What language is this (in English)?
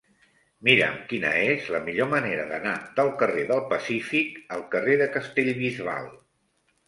Catalan